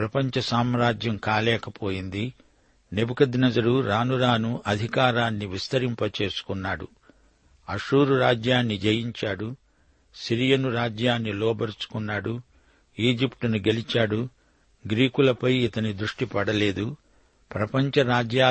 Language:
Telugu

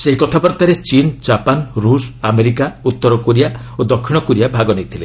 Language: Odia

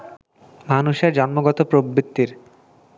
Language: Bangla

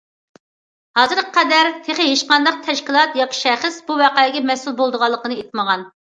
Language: Uyghur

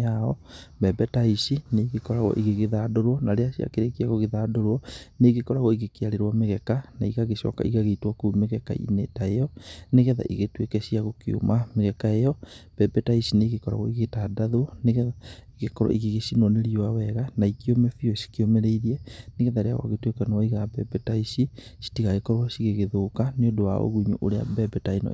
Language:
Kikuyu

